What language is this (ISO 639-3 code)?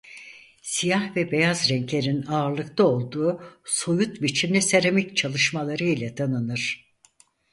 tur